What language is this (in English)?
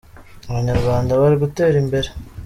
Kinyarwanda